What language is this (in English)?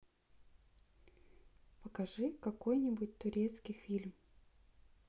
Russian